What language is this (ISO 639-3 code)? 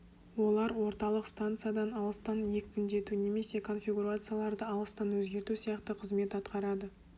kaz